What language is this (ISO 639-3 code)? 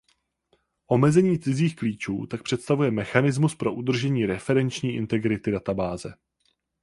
ces